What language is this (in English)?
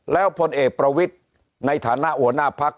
Thai